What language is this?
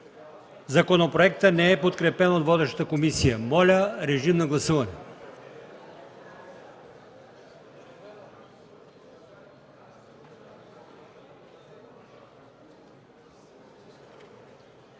Bulgarian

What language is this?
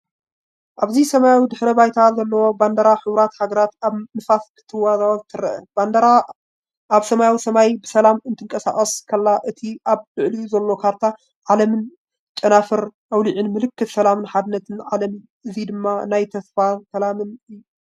Tigrinya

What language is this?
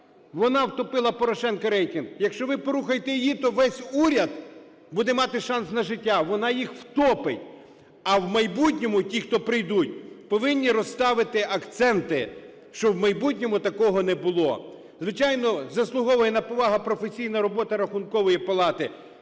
Ukrainian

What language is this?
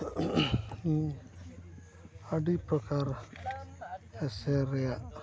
Santali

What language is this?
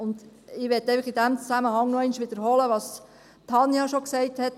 Swiss German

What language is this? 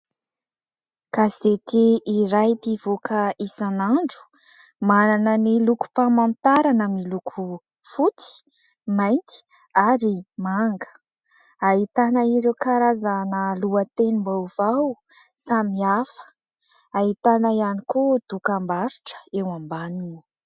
Malagasy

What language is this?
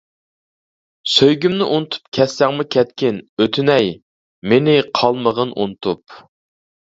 Uyghur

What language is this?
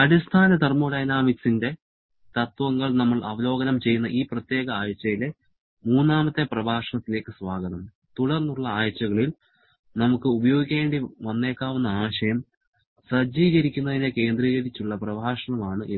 Malayalam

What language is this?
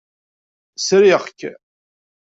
Kabyle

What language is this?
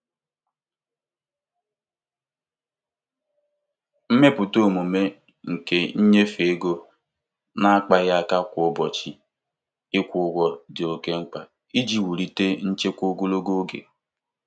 Igbo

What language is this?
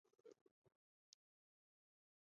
Chinese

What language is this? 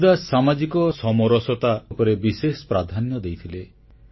Odia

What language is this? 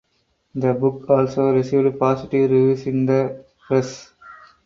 English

